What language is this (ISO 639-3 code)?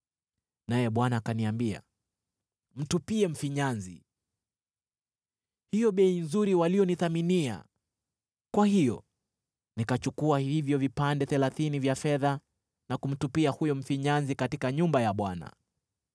swa